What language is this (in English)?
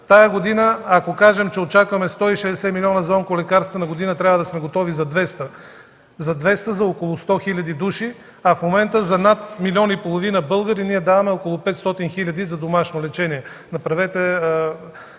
Bulgarian